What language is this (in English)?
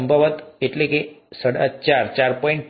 Gujarati